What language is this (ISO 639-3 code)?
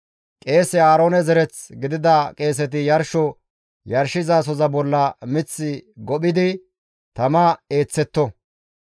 gmv